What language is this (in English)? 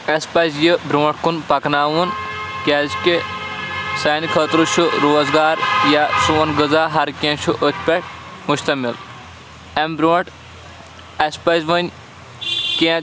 Kashmiri